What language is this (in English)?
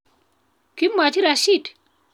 Kalenjin